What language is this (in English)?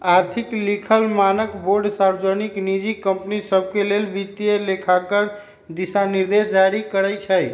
Magahi